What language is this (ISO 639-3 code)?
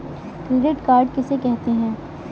hin